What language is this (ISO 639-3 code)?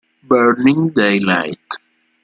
ita